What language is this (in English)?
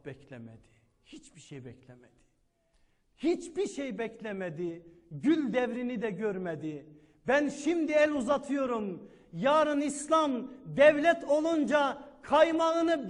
Turkish